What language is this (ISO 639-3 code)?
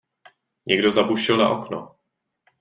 ces